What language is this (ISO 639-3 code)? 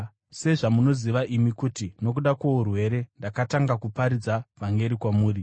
sna